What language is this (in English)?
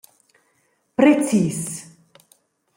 Romansh